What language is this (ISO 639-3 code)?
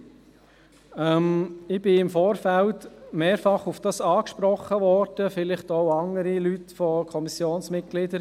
gsw